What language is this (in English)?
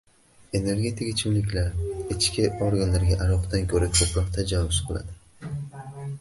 Uzbek